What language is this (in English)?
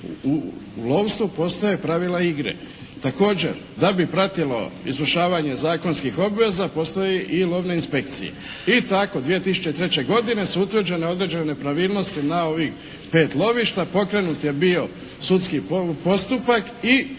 Croatian